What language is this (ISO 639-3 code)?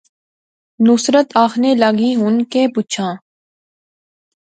phr